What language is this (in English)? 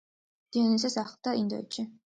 Georgian